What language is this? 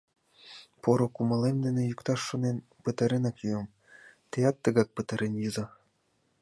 Mari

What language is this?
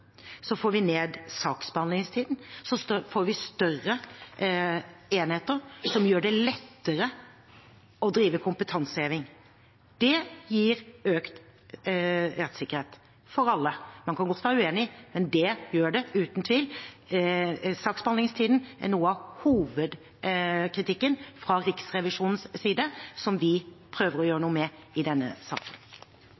Norwegian Bokmål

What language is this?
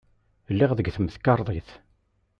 Kabyle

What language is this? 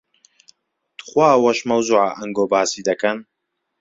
Central Kurdish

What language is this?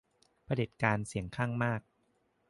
Thai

